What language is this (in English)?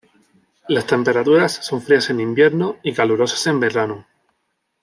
Spanish